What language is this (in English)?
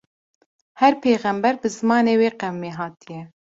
Kurdish